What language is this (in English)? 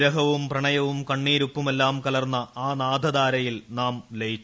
Malayalam